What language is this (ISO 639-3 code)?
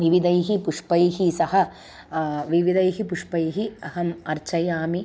san